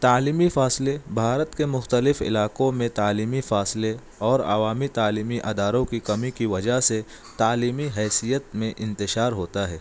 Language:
Urdu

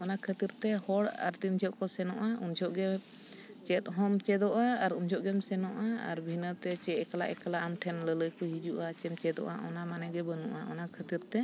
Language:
Santali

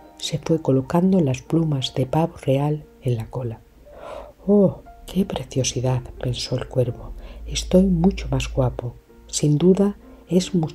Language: Spanish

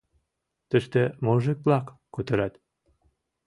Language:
Mari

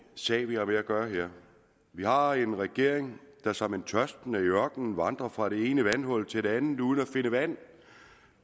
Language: Danish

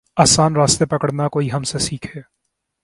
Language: Urdu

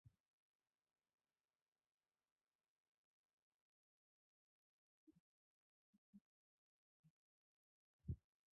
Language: Chinese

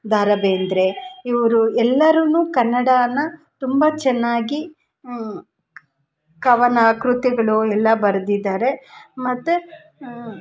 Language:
Kannada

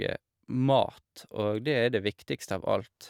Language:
Norwegian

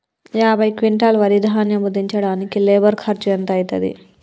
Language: Telugu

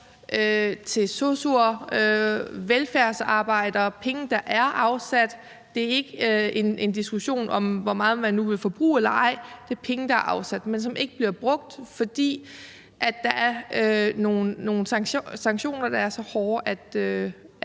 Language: Danish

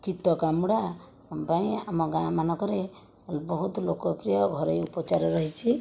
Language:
Odia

